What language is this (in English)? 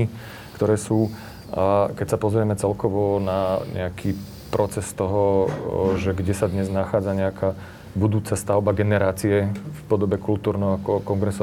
Slovak